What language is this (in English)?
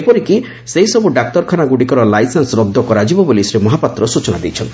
Odia